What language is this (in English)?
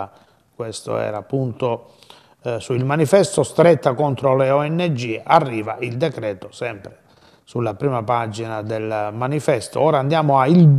Italian